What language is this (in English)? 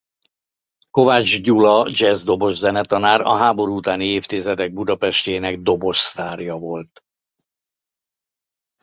Hungarian